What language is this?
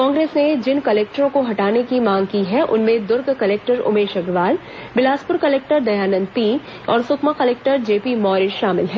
Hindi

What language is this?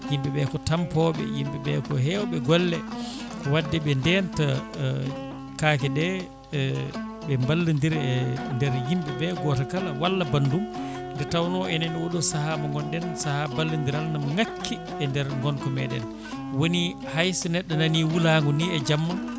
Fula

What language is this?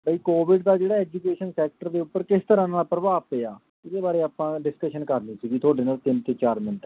Punjabi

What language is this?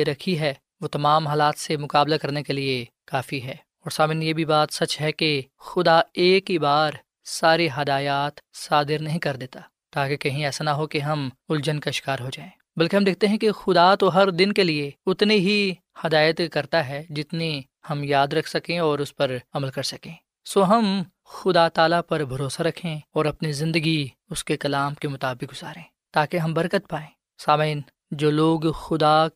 Urdu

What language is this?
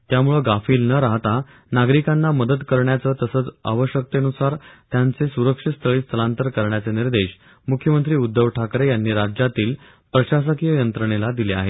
Marathi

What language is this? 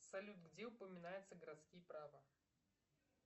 Russian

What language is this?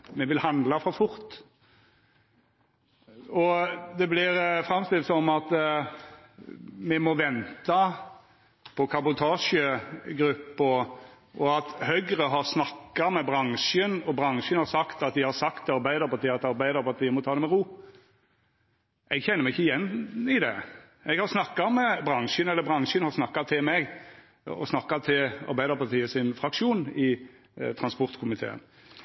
Norwegian Nynorsk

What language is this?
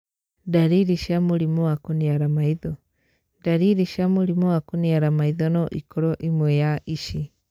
Kikuyu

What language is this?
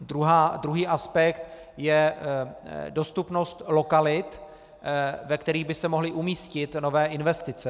Czech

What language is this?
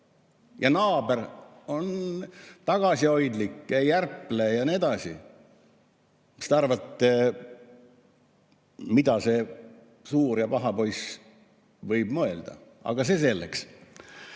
Estonian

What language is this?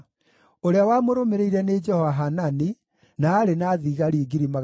Kikuyu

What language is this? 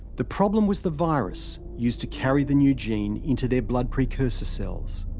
English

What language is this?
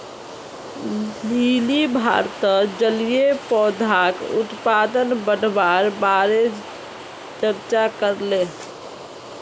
Magahi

